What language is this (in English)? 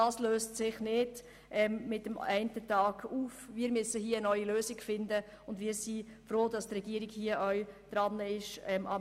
Swiss German